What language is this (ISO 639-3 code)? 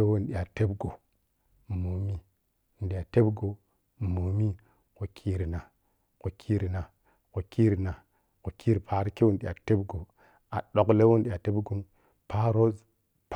piy